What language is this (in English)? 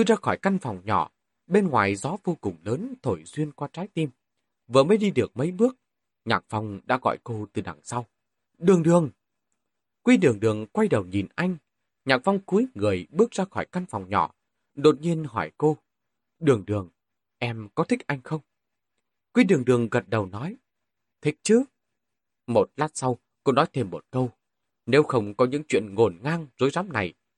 Vietnamese